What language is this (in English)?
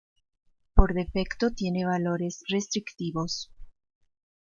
Spanish